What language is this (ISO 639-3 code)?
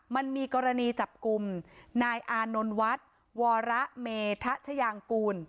tha